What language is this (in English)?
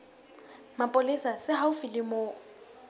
Southern Sotho